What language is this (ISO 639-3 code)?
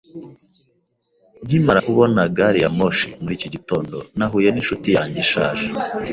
kin